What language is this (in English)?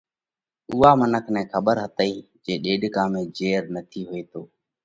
Parkari Koli